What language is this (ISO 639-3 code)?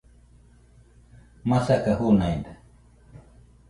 hux